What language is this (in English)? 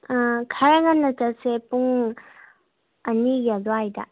Manipuri